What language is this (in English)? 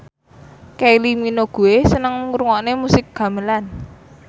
Javanese